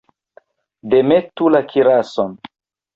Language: Esperanto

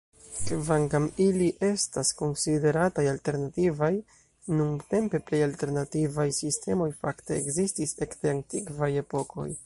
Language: Esperanto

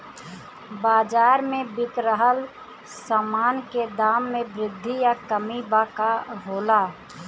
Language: Bhojpuri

